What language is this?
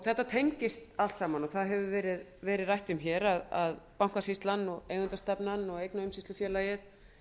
Icelandic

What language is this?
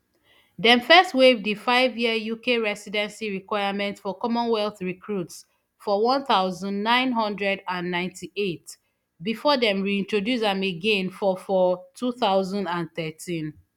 Nigerian Pidgin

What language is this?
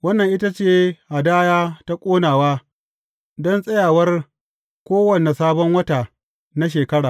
Hausa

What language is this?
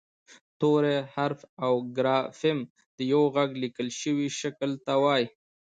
Pashto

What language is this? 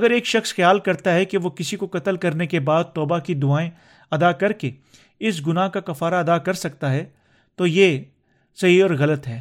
Urdu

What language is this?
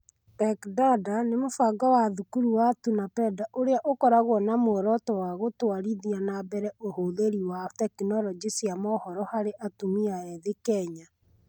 Kikuyu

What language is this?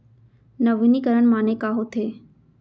Chhattisgarhi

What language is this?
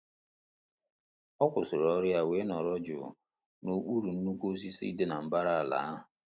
Igbo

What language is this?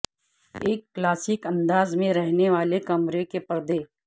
Urdu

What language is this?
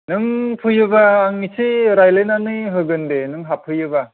Bodo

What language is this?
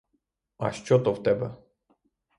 Ukrainian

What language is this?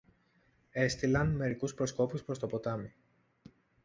Greek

